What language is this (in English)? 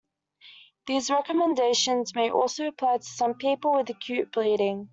English